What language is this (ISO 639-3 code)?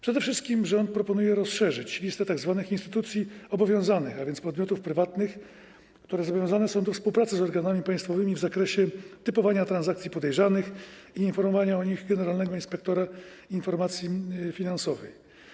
pol